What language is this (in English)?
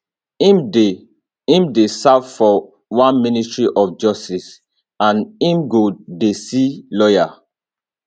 Nigerian Pidgin